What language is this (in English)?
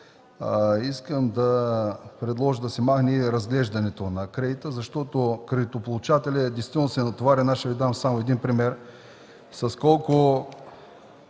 Bulgarian